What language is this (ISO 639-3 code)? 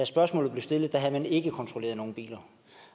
dan